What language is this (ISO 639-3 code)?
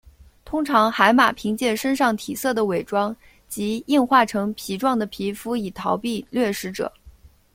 zho